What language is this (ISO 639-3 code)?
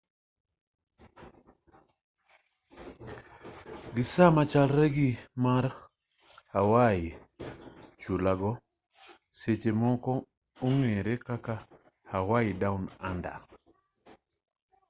luo